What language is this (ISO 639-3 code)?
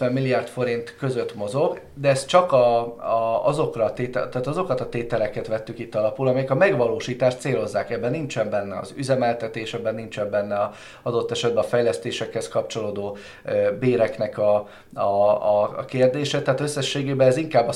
hun